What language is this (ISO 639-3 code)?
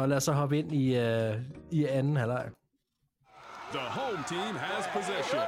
dan